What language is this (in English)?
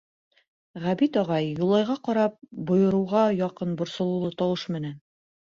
Bashkir